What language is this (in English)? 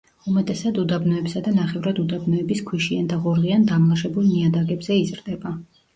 Georgian